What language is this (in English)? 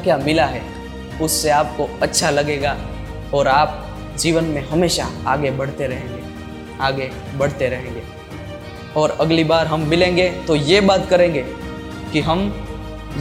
Hindi